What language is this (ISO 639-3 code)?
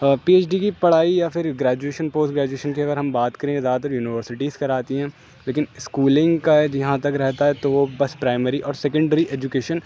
urd